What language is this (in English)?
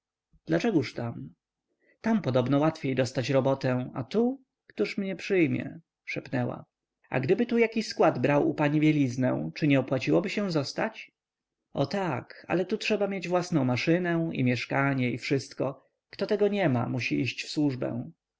Polish